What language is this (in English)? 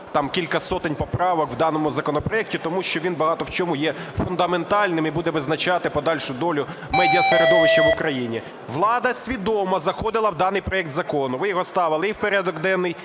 Ukrainian